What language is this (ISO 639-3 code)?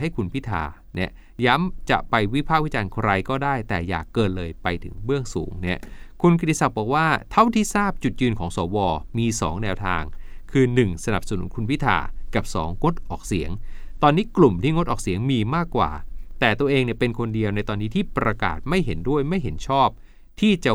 tha